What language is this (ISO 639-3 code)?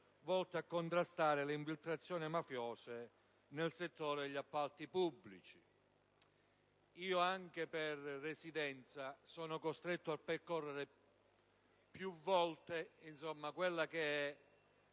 ita